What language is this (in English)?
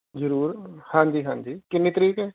Punjabi